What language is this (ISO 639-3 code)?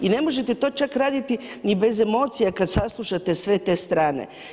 hrv